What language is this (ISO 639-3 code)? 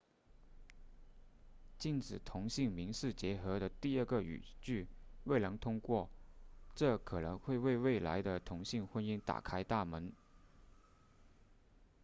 zho